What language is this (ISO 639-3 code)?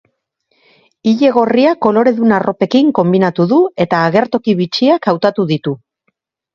eus